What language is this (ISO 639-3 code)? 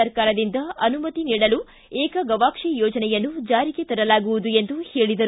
kan